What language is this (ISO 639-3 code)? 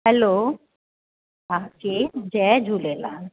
snd